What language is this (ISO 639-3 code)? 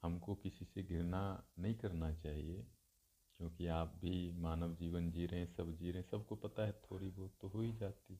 hin